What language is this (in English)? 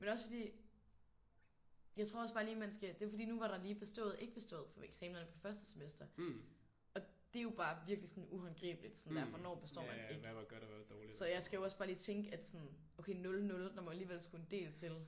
Danish